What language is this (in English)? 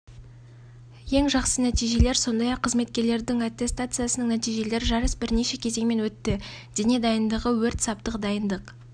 Kazakh